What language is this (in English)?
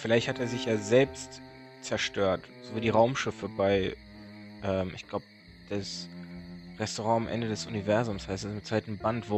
German